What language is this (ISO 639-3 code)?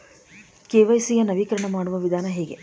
kan